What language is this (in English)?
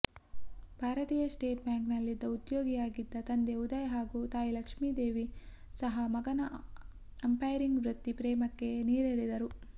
Kannada